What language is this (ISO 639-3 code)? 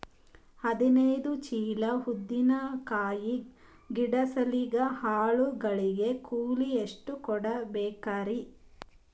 kan